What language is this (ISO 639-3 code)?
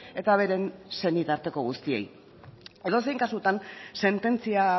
eus